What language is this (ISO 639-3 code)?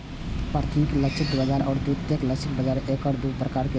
mai